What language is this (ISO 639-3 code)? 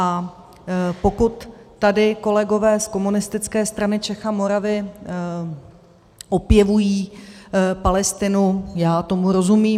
ces